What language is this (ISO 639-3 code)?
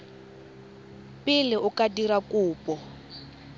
tsn